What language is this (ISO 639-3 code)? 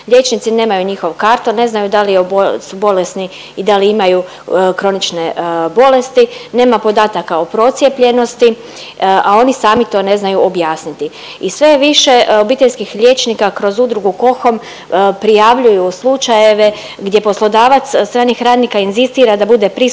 hrv